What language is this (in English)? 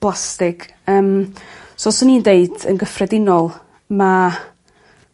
Welsh